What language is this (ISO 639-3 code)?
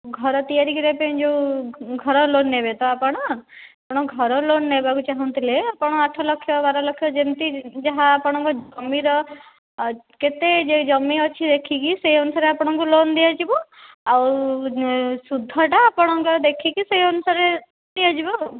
ori